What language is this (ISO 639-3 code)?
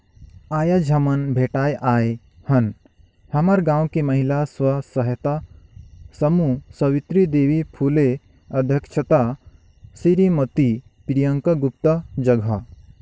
hne